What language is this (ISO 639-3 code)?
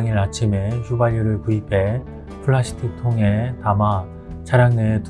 kor